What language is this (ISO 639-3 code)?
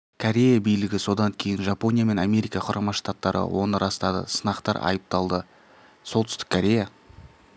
kaz